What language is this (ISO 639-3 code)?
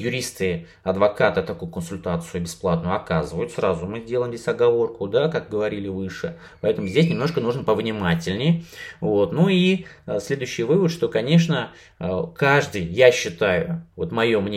rus